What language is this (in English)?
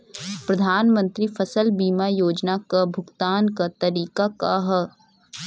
Bhojpuri